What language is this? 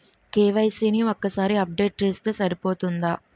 Telugu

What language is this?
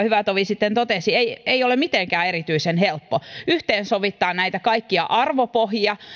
Finnish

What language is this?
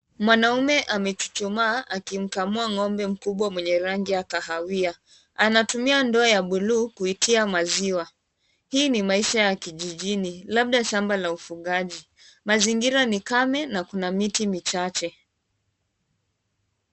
Swahili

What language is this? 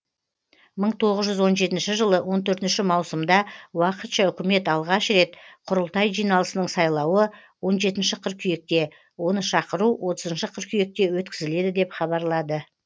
Kazakh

